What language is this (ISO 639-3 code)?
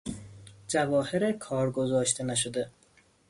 fas